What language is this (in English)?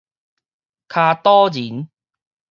Min Nan Chinese